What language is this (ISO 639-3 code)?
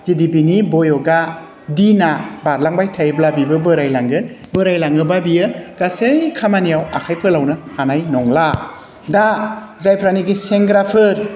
brx